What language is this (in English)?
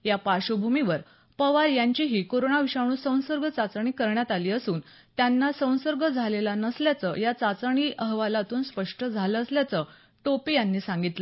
Marathi